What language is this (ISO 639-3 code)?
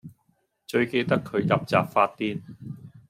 yue